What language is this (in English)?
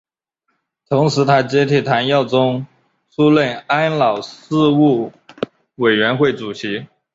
Chinese